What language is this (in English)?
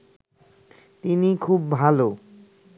Bangla